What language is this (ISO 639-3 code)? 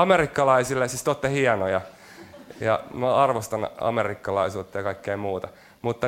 fin